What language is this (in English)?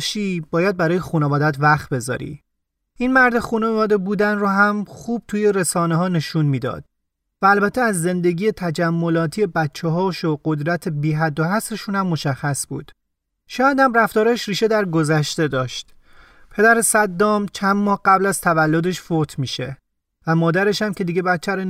Persian